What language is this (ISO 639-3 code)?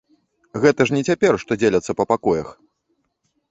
bel